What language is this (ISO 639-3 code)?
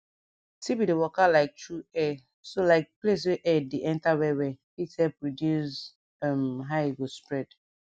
pcm